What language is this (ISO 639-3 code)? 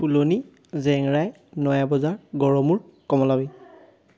asm